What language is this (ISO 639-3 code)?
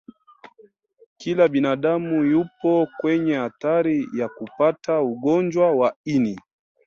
swa